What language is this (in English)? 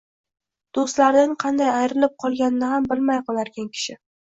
Uzbek